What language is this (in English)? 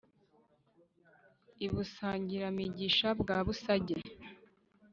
Kinyarwanda